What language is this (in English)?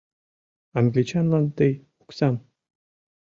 Mari